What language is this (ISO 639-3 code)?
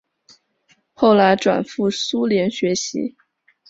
zho